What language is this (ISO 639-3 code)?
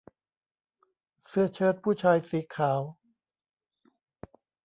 tha